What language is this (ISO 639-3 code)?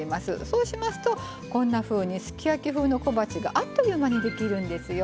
jpn